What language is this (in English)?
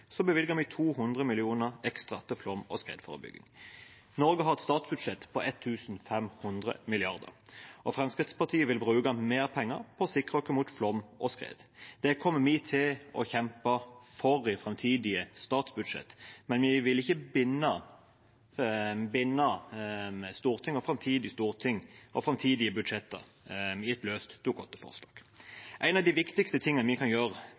Norwegian Bokmål